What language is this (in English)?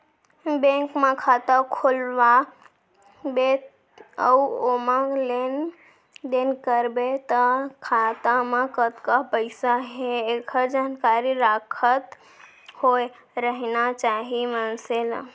Chhattisgarhi